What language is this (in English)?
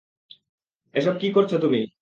Bangla